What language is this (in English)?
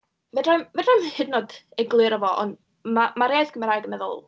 Welsh